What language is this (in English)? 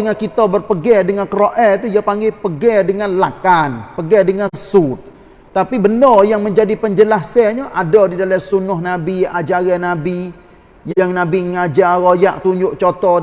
Malay